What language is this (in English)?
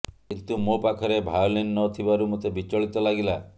Odia